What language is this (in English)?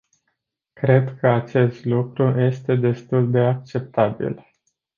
Romanian